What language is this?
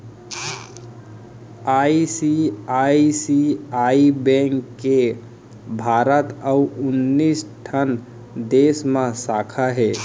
Chhattisgarhi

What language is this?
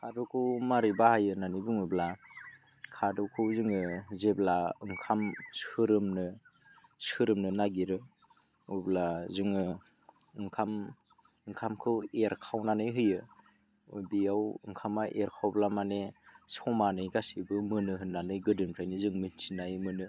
Bodo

